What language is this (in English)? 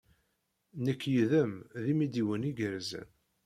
Kabyle